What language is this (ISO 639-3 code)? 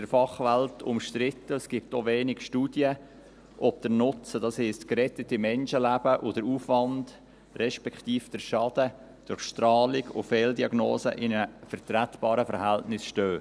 gsw